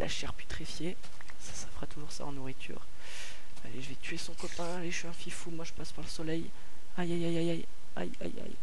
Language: French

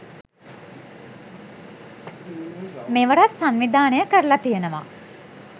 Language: Sinhala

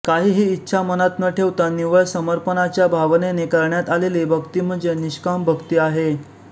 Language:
Marathi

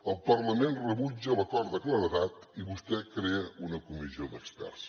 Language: Catalan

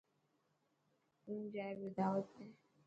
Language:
Dhatki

